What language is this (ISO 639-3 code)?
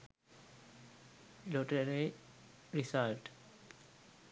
sin